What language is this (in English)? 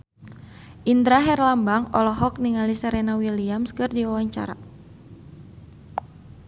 Sundanese